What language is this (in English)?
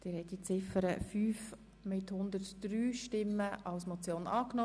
Swiss German